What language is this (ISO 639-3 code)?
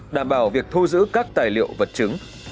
vie